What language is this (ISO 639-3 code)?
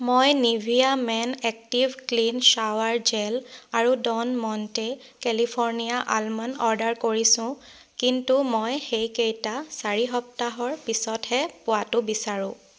asm